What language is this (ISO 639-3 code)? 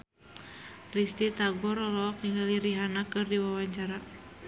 sun